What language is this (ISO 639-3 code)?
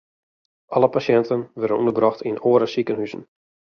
fry